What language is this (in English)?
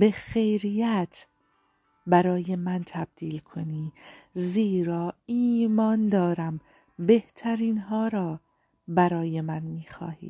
Persian